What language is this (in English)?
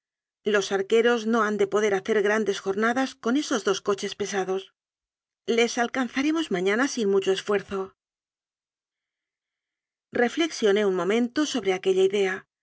Spanish